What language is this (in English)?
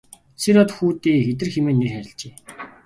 Mongolian